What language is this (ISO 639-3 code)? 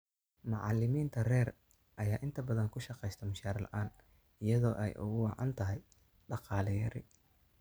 som